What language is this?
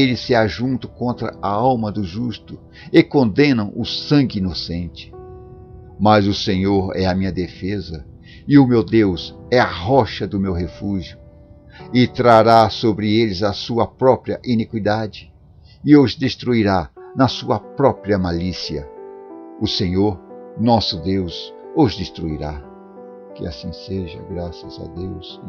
Portuguese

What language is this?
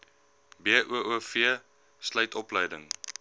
Afrikaans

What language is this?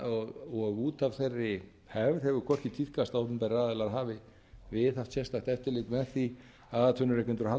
Icelandic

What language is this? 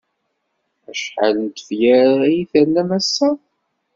Kabyle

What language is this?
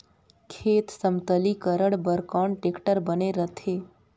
Chhattisgarhi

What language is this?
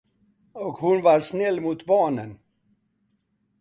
Swedish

